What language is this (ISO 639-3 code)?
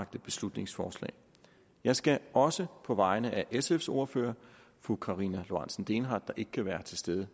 dan